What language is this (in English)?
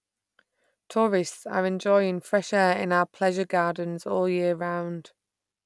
English